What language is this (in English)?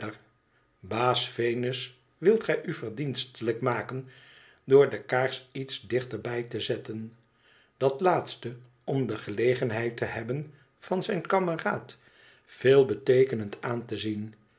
Dutch